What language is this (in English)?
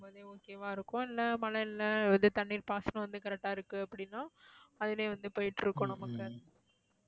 Tamil